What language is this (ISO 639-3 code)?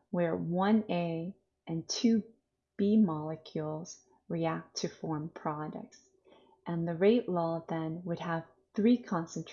eng